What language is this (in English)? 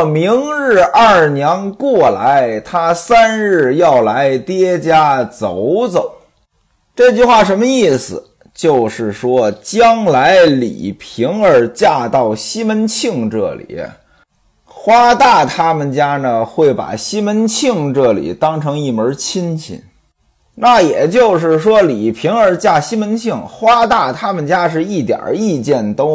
Chinese